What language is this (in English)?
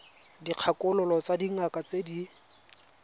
Tswana